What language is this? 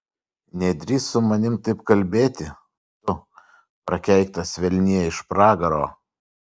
Lithuanian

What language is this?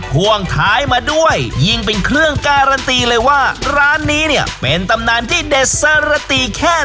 Thai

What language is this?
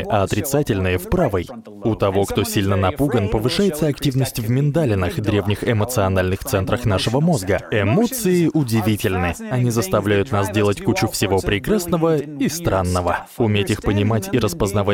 Russian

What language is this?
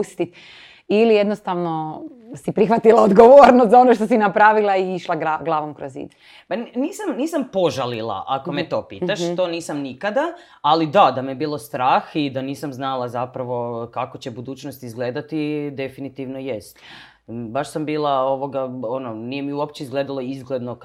Croatian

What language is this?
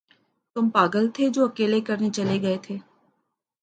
Urdu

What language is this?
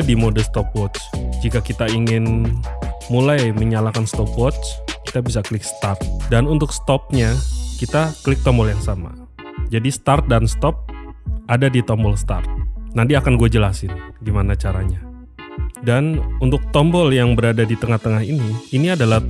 Indonesian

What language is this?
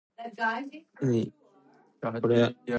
English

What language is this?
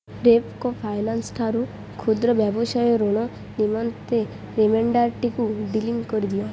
Odia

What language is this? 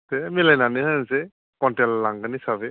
Bodo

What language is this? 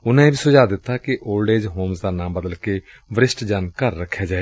Punjabi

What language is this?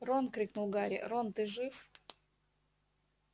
Russian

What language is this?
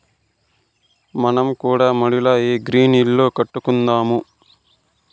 Telugu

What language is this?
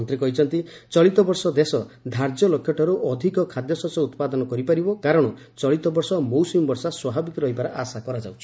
Odia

